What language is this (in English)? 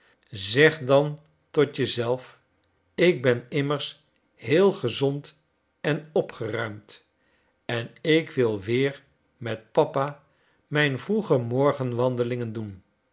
Dutch